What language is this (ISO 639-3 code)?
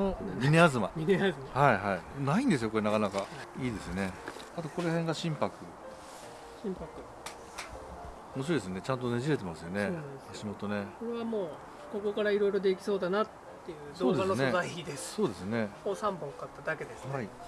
jpn